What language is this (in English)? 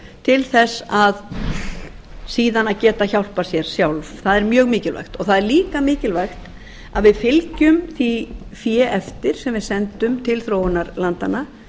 Icelandic